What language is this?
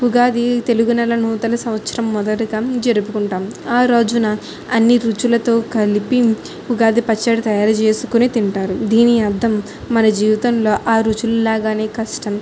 Telugu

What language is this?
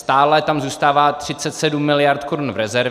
Czech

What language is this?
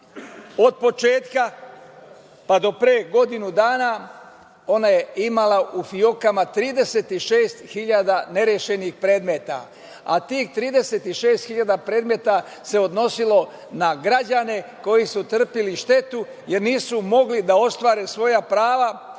Serbian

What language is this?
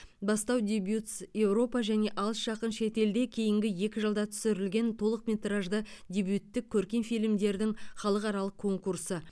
Kazakh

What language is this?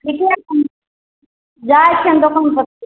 Maithili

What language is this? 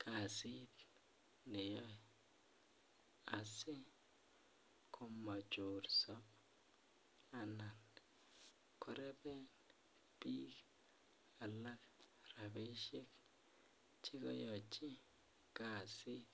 Kalenjin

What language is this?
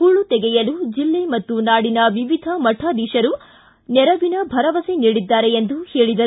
Kannada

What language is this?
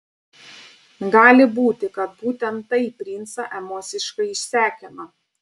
Lithuanian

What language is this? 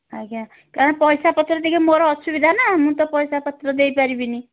Odia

